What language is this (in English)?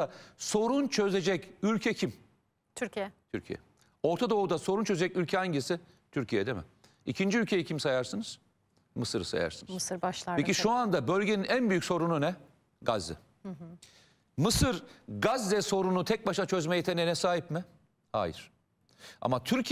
Turkish